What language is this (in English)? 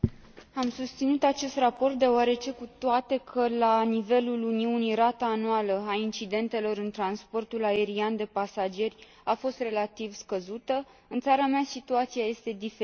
Romanian